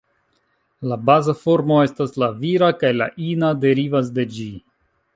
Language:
Esperanto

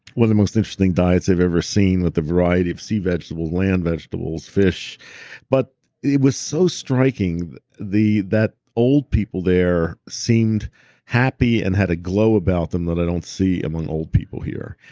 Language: English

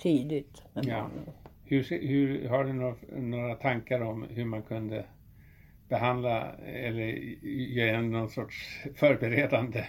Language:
Swedish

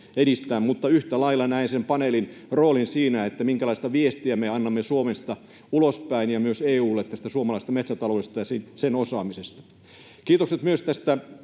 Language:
Finnish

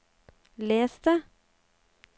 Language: Norwegian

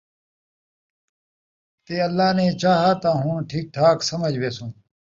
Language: Saraiki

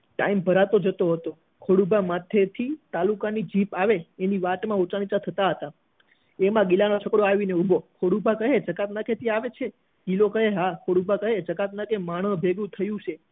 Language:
Gujarati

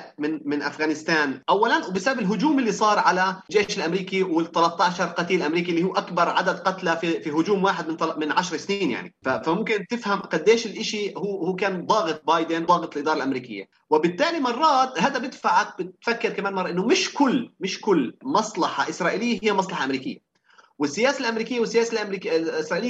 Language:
Arabic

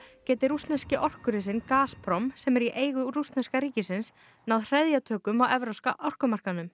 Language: Icelandic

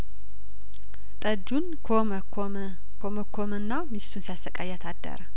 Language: Amharic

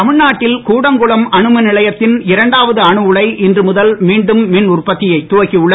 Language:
Tamil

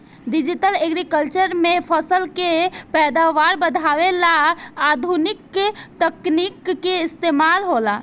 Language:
Bhojpuri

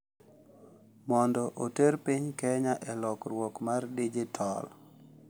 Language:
Luo (Kenya and Tanzania)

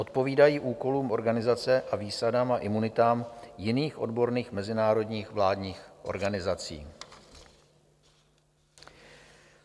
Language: Czech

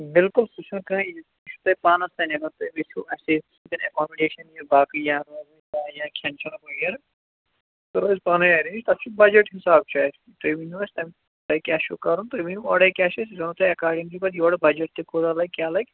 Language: Kashmiri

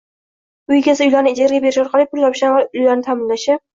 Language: Uzbek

